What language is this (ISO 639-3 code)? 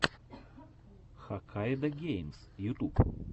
rus